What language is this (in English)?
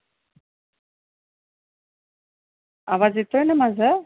Marathi